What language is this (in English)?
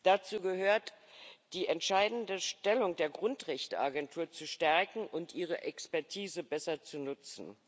German